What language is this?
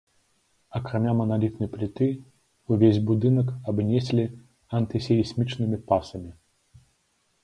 Belarusian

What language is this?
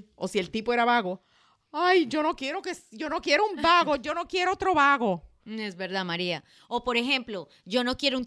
Spanish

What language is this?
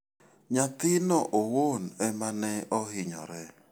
Luo (Kenya and Tanzania)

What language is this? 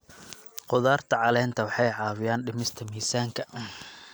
Somali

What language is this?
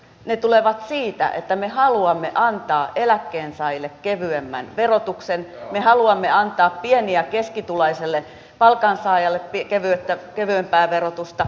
Finnish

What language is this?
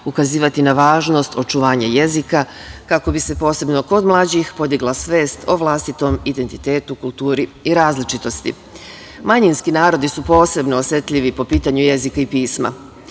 Serbian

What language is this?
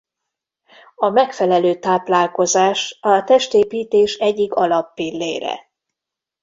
Hungarian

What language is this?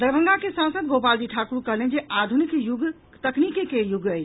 Maithili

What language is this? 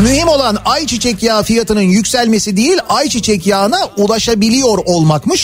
Turkish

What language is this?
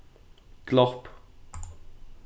Faroese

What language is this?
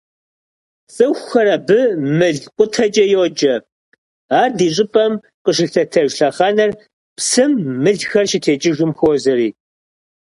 Kabardian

